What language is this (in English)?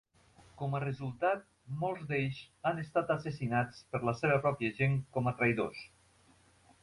Catalan